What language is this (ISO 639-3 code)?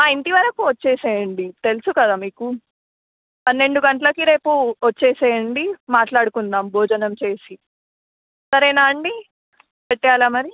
tel